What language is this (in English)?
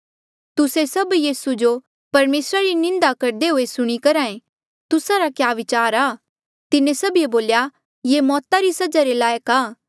Mandeali